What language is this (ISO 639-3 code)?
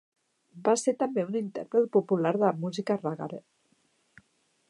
cat